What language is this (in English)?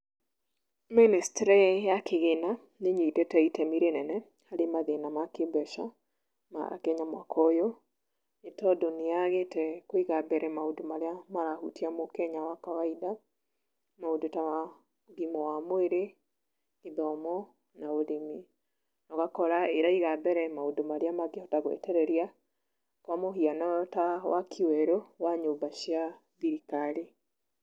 Kikuyu